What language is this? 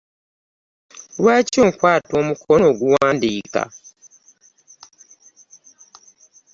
Ganda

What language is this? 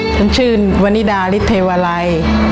Thai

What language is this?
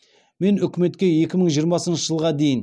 Kazakh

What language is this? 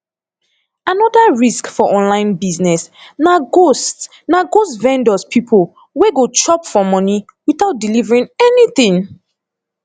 Nigerian Pidgin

